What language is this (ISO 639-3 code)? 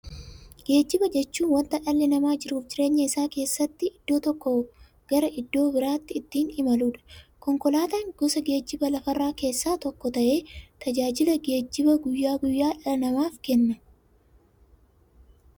orm